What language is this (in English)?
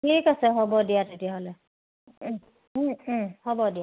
Assamese